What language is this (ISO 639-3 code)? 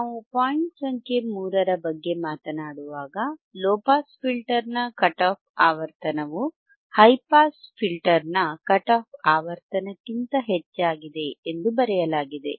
kan